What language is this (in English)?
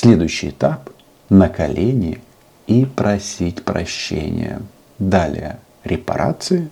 Russian